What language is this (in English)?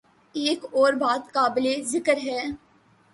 Urdu